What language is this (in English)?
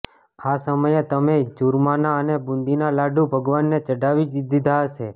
Gujarati